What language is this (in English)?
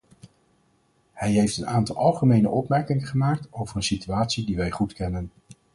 Dutch